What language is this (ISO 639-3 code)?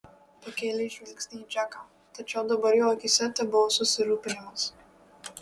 lit